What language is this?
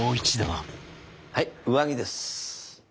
Japanese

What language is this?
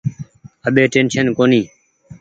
Goaria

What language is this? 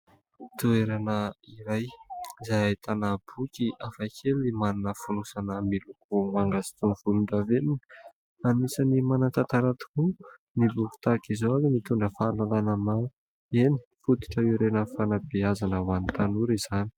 Malagasy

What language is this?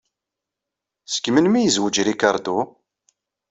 Kabyle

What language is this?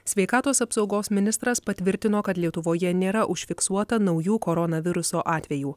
Lithuanian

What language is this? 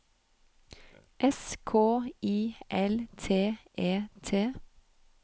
Norwegian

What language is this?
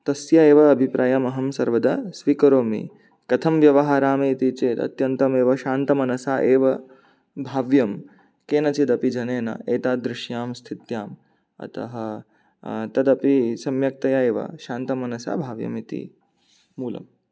Sanskrit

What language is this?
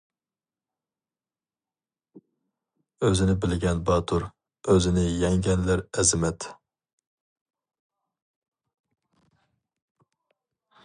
Uyghur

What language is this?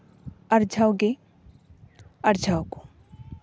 Santali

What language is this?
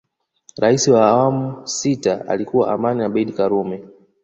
Swahili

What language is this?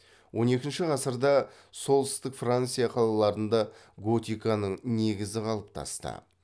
Kazakh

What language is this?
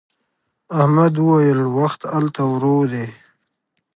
Pashto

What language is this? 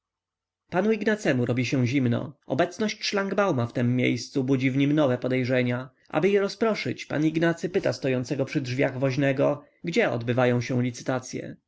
Polish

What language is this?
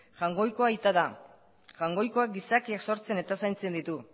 Basque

